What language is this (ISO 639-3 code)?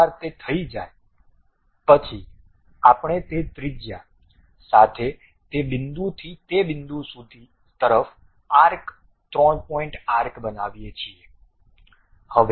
guj